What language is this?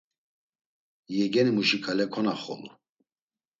Laz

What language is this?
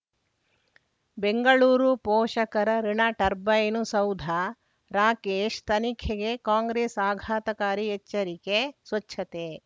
Kannada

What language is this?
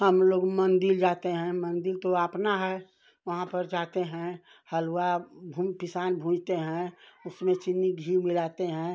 Hindi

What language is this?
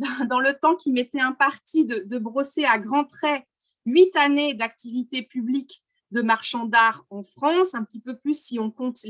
French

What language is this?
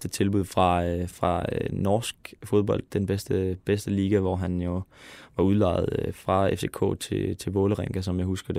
Danish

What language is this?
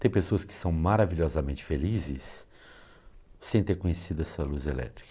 Portuguese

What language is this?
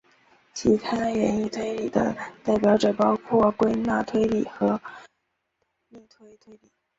Chinese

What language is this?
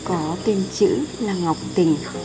Vietnamese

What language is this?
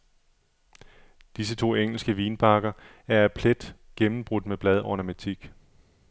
Danish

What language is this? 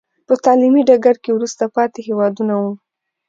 Pashto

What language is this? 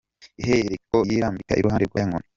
Kinyarwanda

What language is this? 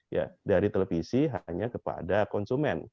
Indonesian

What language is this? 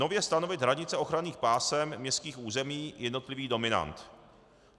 Czech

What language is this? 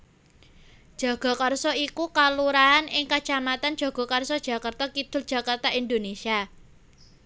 Javanese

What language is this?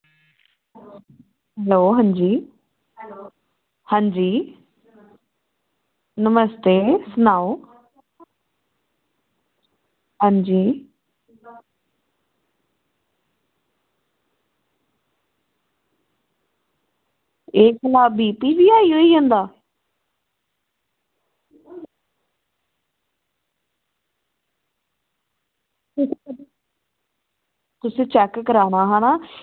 Dogri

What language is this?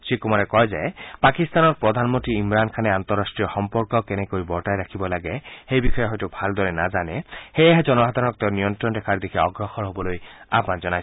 Assamese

